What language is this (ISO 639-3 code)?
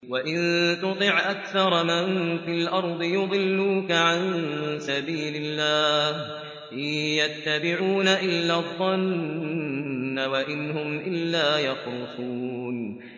ara